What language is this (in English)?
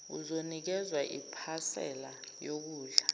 Zulu